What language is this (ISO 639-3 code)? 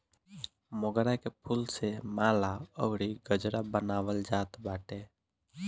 bho